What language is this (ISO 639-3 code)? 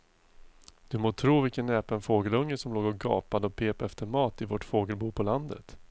swe